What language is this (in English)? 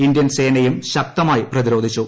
Malayalam